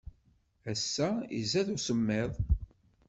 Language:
Kabyle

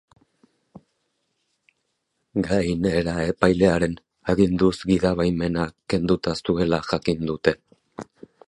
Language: Basque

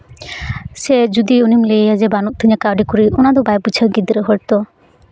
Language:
Santali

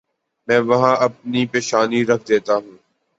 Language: Urdu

